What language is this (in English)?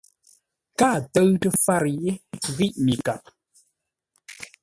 Ngombale